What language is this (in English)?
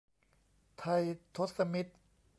Thai